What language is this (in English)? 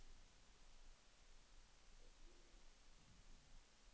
Danish